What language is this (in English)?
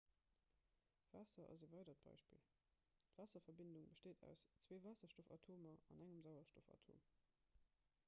Luxembourgish